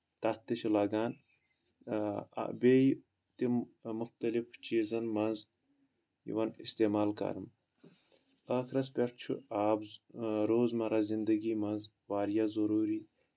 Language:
Kashmiri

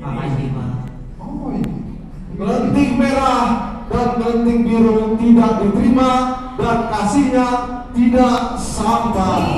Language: Indonesian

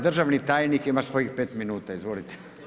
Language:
Croatian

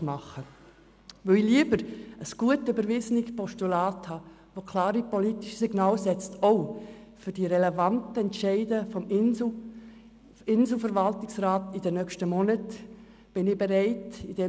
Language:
Swiss German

